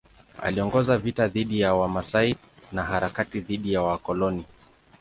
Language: Swahili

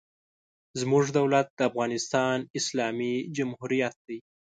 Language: Pashto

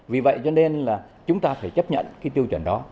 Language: Vietnamese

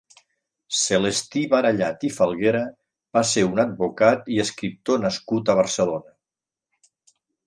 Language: Catalan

